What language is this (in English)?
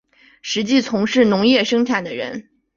Chinese